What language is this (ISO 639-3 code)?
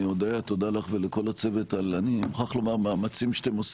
heb